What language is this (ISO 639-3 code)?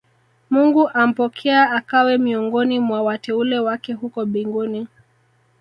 swa